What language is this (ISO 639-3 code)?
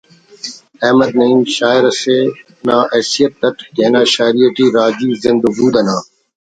brh